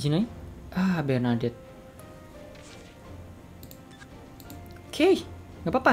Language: Indonesian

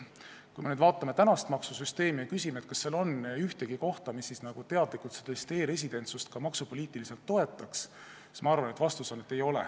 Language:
Estonian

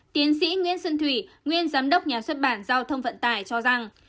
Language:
Vietnamese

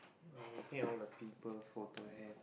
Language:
English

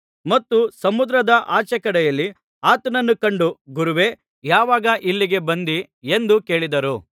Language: Kannada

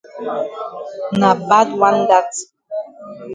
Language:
Cameroon Pidgin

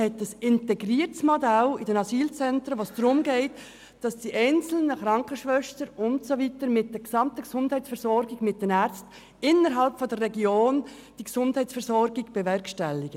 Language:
Swiss German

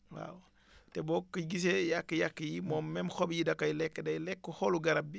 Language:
Wolof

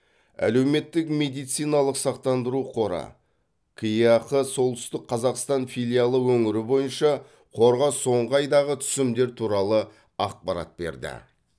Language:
Kazakh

